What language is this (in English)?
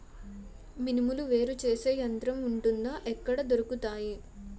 Telugu